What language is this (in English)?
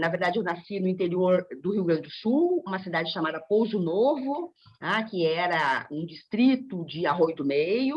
Portuguese